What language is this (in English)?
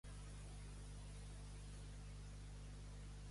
Catalan